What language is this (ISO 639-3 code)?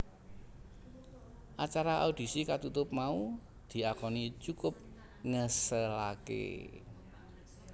jav